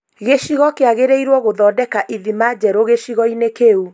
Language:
Kikuyu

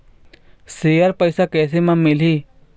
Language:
Chhattisgarhi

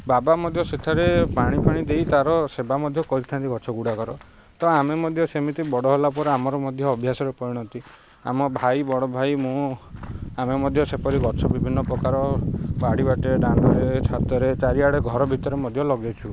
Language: Odia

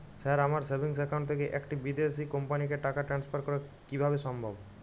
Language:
Bangla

